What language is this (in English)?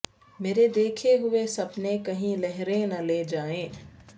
Urdu